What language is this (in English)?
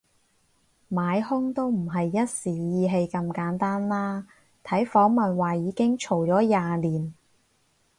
Cantonese